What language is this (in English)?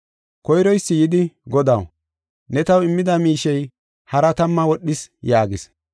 Gofa